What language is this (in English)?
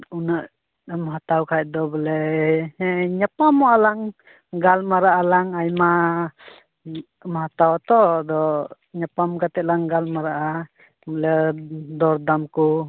Santali